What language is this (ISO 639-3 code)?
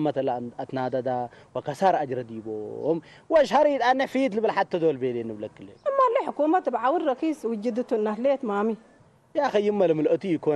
ara